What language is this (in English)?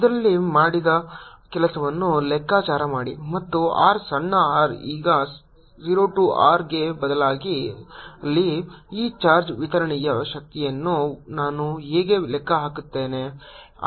Kannada